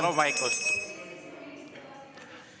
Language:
Estonian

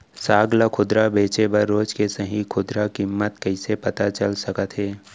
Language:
Chhattisgarhi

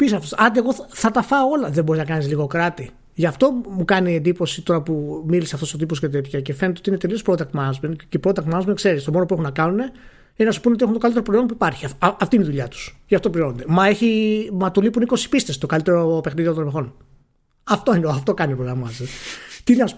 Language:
Greek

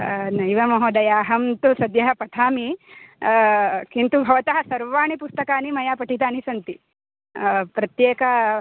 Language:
Sanskrit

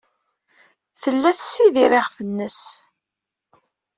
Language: Kabyle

